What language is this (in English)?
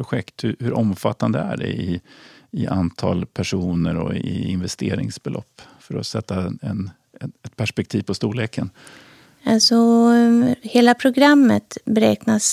Swedish